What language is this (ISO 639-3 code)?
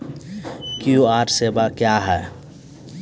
mai